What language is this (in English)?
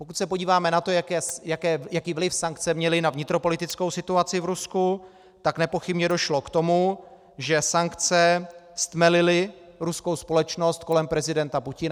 Czech